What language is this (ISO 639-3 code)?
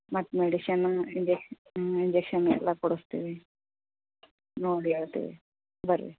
kan